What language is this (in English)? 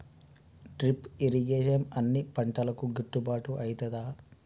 Telugu